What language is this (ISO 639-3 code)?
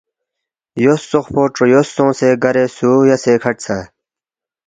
bft